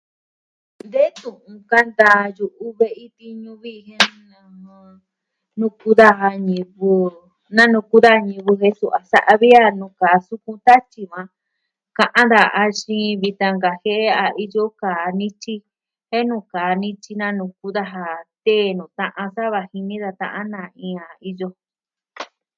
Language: Southwestern Tlaxiaco Mixtec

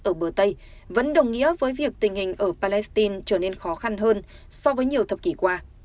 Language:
Vietnamese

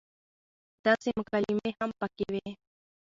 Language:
Pashto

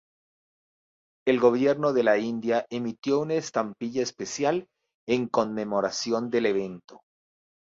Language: Spanish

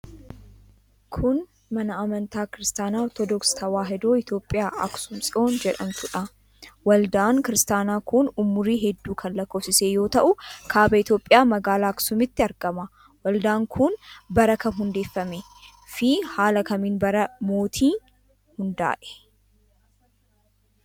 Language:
Oromo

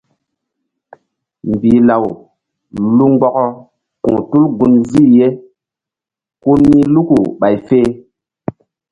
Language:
Mbum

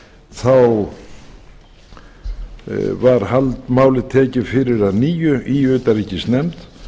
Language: Icelandic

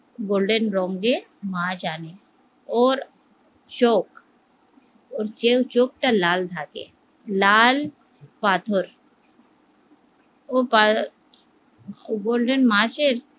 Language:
Bangla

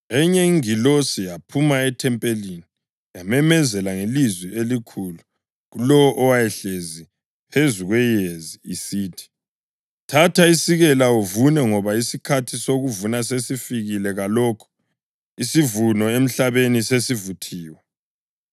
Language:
North Ndebele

